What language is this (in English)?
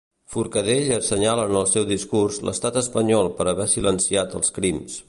Catalan